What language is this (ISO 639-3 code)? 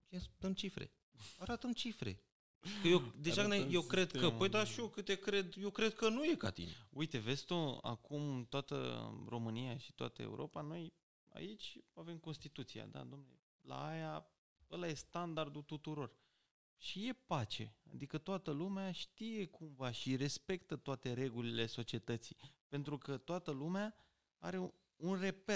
ron